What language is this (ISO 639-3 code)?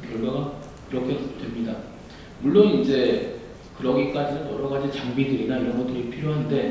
kor